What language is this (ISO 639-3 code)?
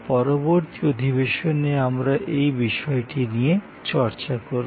ben